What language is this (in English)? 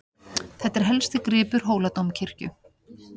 Icelandic